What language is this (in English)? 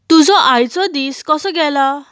Konkani